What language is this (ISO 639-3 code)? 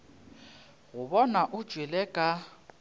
nso